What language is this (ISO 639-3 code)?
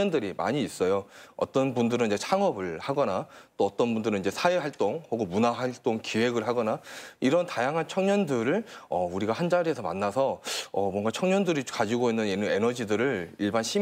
kor